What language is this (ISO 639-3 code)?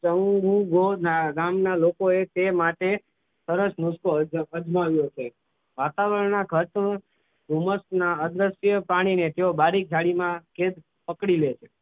guj